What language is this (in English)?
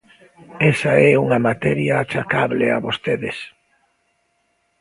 Galician